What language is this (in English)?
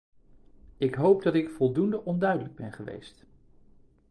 Dutch